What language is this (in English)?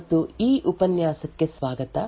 Kannada